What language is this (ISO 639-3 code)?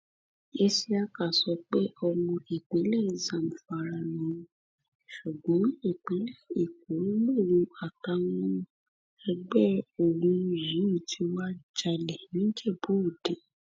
yor